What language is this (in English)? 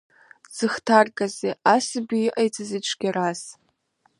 Abkhazian